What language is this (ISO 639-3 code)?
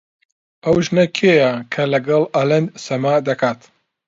ckb